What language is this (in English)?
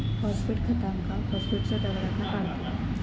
Marathi